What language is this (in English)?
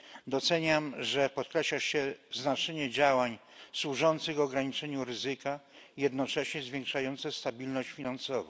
Polish